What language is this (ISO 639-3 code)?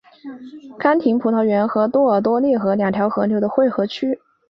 zho